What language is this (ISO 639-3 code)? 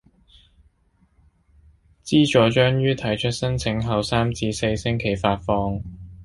yue